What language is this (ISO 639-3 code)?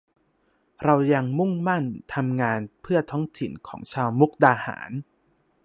tha